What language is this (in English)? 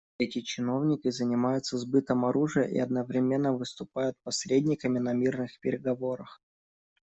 Russian